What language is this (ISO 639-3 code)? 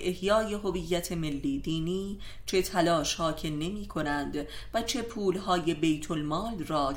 fas